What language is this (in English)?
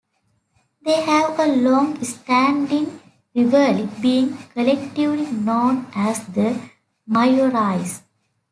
English